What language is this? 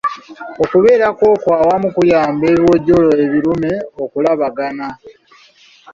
Ganda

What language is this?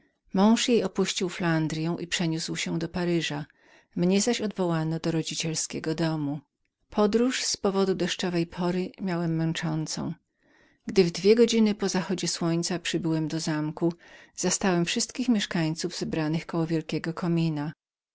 Polish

